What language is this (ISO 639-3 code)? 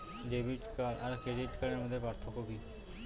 ben